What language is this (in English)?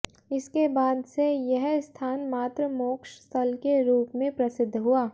Hindi